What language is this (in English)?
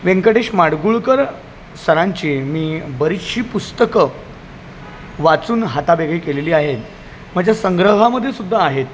Marathi